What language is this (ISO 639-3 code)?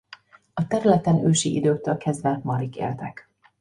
hun